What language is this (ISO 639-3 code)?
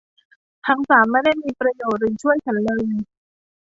tha